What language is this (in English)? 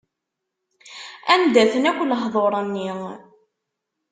Kabyle